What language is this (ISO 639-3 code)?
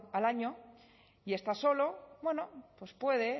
spa